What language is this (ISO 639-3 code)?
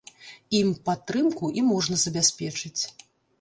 bel